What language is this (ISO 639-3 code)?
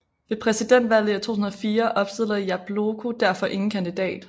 dan